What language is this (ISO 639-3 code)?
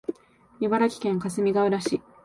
jpn